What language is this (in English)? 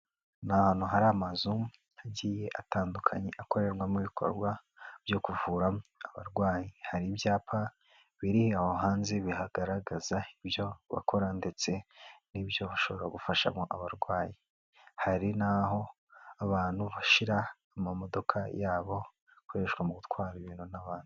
Kinyarwanda